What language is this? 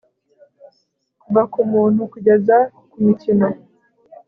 Kinyarwanda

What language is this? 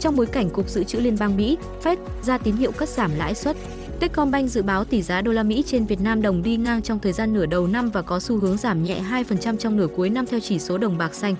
Vietnamese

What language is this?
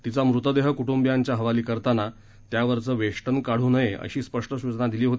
Marathi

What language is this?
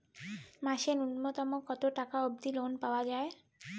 Bangla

